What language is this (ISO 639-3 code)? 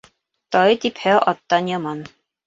bak